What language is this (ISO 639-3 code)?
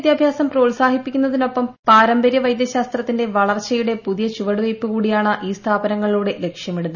mal